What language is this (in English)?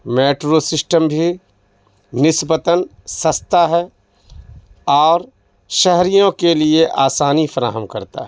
Urdu